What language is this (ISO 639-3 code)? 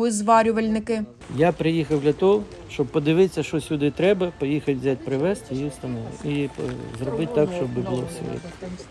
ukr